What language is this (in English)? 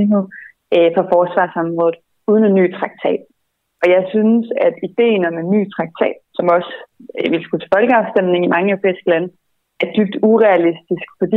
Danish